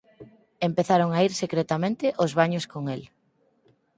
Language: Galician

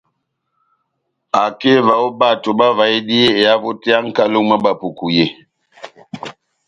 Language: Batanga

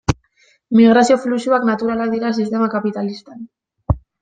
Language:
Basque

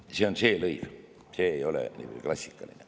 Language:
Estonian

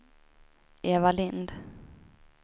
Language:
Swedish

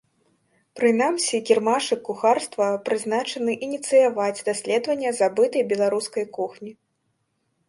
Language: Belarusian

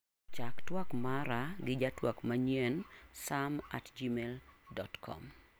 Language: Luo (Kenya and Tanzania)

